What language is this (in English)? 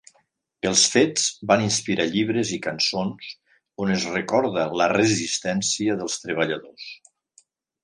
Catalan